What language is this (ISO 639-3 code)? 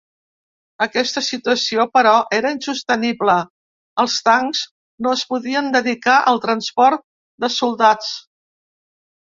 cat